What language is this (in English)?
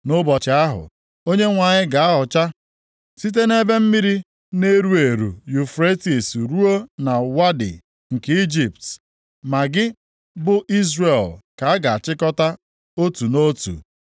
Igbo